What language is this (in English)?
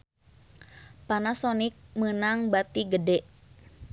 Sundanese